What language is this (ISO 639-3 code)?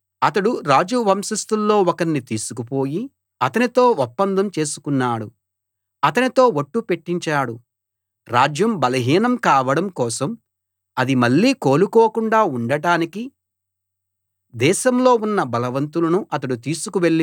tel